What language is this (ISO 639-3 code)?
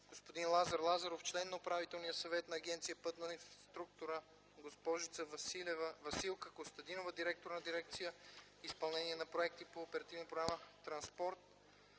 bul